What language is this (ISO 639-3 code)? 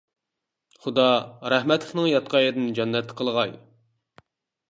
uig